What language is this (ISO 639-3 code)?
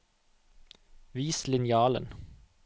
nor